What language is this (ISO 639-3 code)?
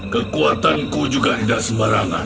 ind